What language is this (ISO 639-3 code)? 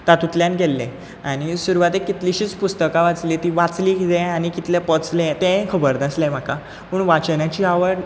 kok